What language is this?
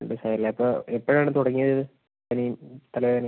Malayalam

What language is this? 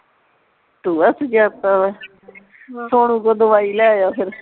Punjabi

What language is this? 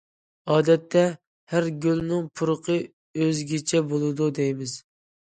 Uyghur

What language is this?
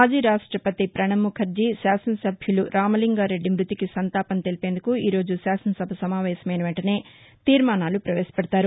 Telugu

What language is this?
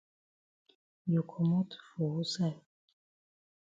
Cameroon Pidgin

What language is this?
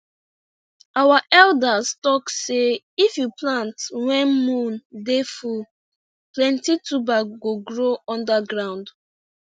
Nigerian Pidgin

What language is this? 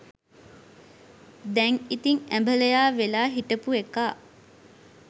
Sinhala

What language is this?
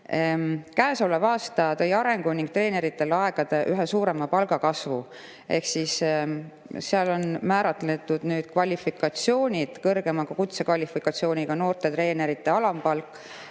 Estonian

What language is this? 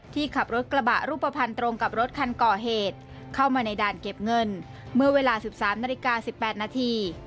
Thai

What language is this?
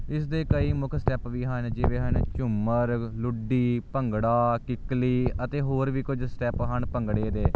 Punjabi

